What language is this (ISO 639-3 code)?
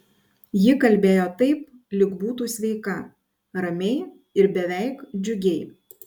lit